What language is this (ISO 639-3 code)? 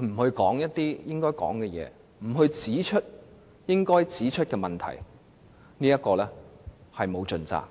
yue